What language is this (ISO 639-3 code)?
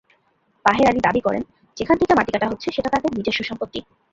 ben